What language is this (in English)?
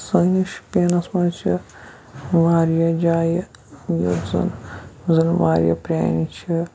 Kashmiri